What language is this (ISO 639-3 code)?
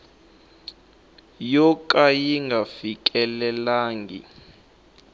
tso